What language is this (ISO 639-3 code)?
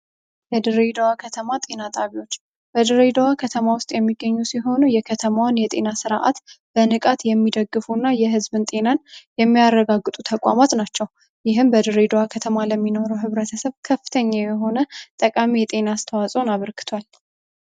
amh